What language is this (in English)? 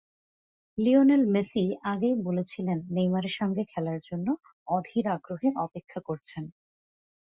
Bangla